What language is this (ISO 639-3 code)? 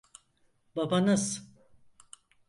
tur